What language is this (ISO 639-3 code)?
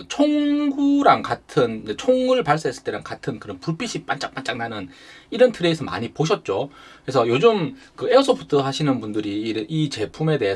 kor